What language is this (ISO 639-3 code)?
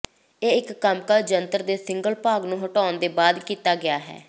pan